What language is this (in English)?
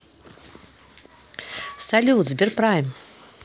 Russian